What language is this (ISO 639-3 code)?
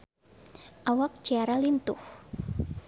sun